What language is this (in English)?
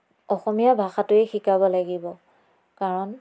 Assamese